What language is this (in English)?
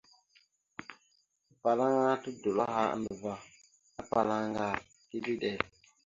Mada (Cameroon)